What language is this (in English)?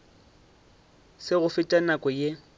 Northern Sotho